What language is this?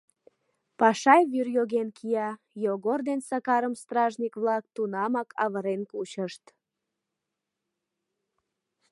Mari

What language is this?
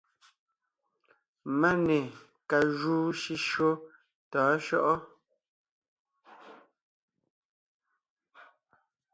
Ngiemboon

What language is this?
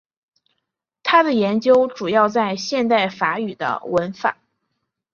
Chinese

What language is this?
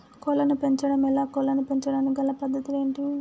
Telugu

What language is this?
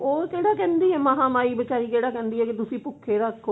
Punjabi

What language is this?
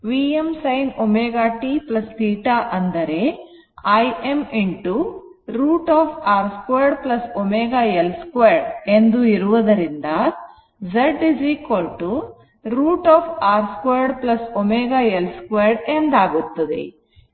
Kannada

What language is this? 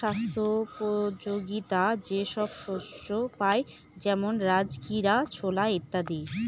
Bangla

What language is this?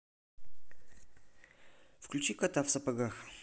Russian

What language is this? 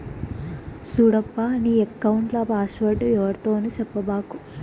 Telugu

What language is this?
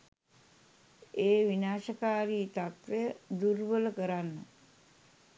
Sinhala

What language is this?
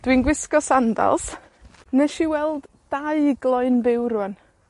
Welsh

